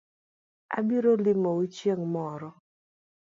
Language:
Luo (Kenya and Tanzania)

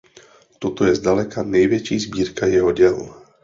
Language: Czech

